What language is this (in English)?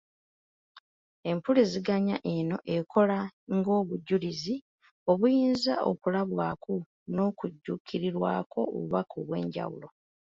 Ganda